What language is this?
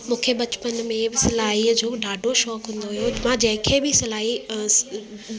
Sindhi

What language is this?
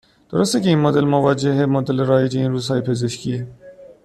Persian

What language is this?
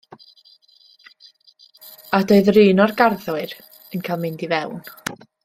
Welsh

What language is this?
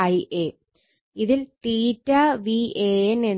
Malayalam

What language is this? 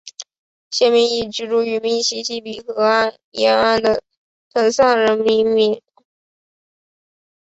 Chinese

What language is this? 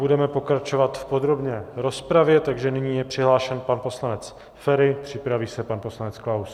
Czech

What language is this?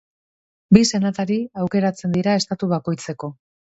Basque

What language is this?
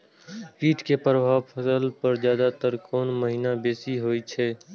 Maithili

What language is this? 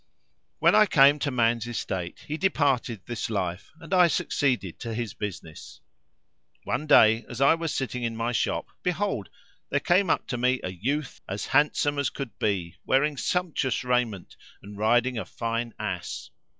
English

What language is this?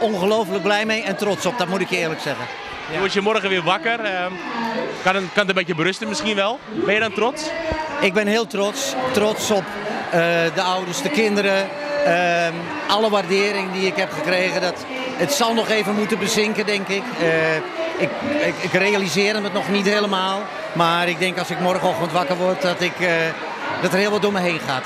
Dutch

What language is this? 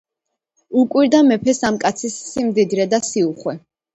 Georgian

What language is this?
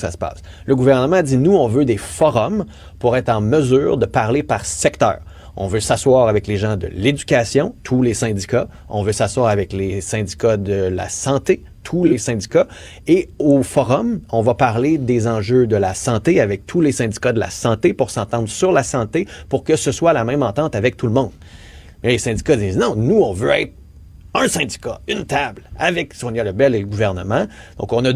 French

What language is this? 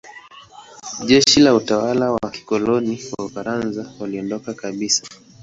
Swahili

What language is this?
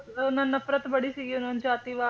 Punjabi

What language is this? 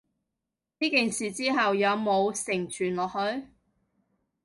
Cantonese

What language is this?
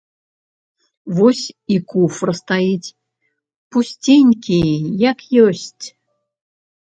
Belarusian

